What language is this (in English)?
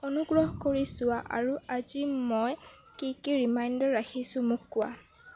Assamese